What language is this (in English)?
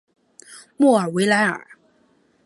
Chinese